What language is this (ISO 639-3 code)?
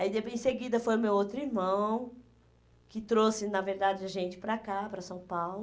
por